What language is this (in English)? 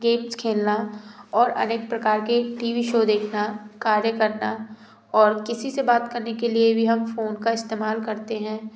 Hindi